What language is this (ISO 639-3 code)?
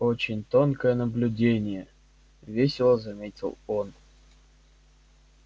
rus